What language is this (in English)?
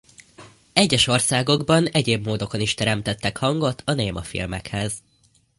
Hungarian